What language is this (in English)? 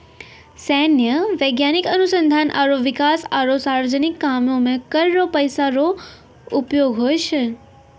Maithili